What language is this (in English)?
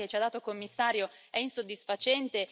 Italian